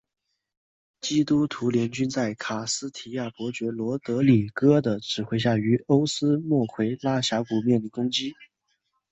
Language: Chinese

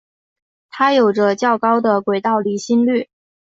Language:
Chinese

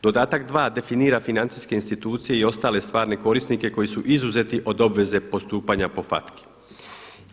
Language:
Croatian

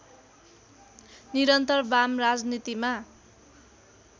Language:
Nepali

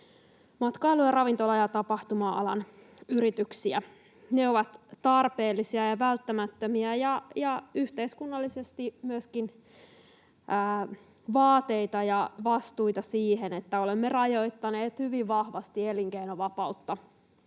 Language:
Finnish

